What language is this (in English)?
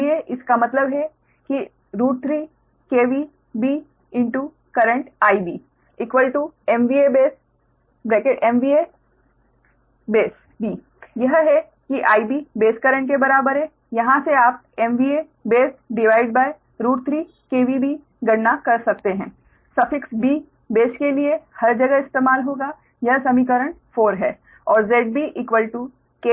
Hindi